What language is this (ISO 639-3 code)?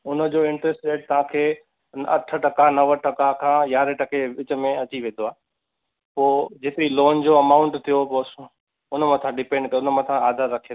snd